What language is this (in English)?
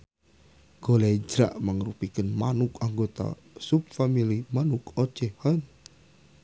Sundanese